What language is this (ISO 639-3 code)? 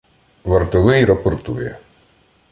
ukr